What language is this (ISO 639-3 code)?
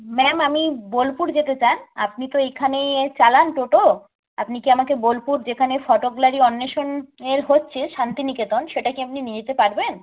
ben